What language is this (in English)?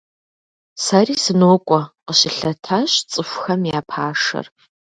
Kabardian